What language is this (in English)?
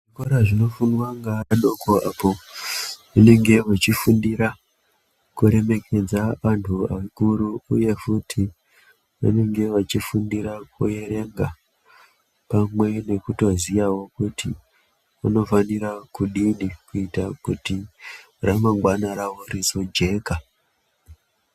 Ndau